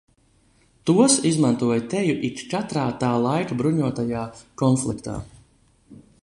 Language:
Latvian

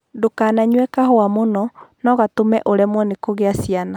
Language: Kikuyu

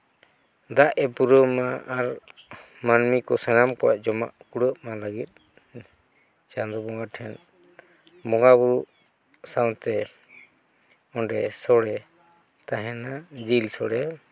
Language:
Santali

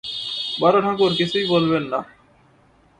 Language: Bangla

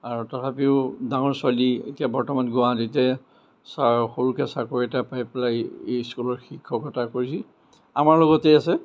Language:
Assamese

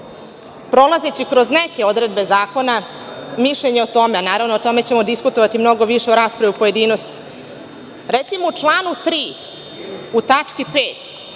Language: Serbian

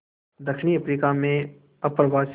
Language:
Hindi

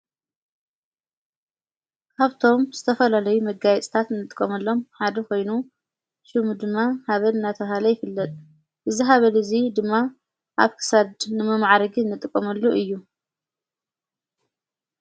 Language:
Tigrinya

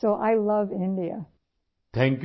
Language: Urdu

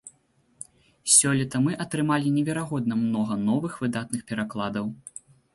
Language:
Belarusian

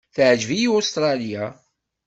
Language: Kabyle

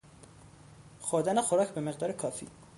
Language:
Persian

